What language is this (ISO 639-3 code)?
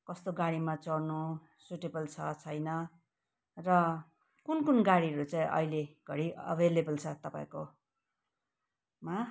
nep